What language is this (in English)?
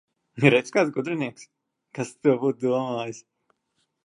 Latvian